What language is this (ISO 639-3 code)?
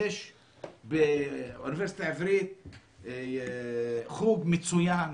heb